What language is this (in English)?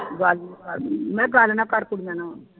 Punjabi